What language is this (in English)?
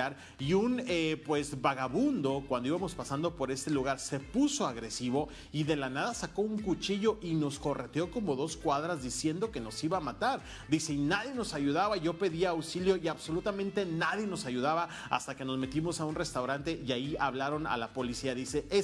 Spanish